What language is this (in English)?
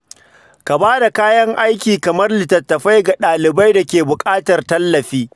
Hausa